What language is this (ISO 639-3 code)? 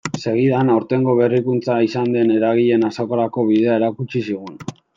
eus